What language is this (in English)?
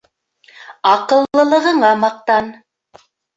Bashkir